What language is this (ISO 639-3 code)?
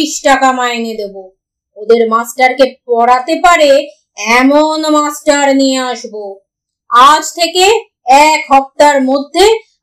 ben